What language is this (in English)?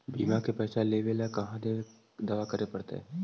Magahi